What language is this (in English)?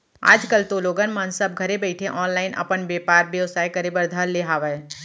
Chhattisgarhi